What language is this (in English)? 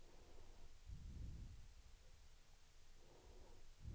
Swedish